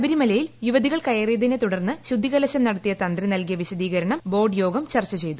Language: Malayalam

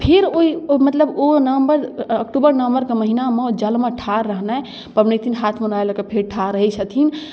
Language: Maithili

